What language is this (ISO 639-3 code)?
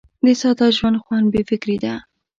pus